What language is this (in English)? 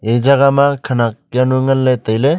Wancho Naga